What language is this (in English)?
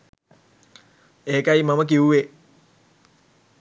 Sinhala